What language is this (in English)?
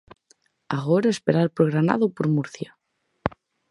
Galician